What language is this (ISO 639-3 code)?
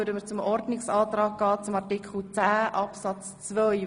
gsw